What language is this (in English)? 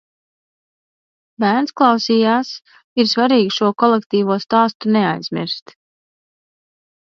Latvian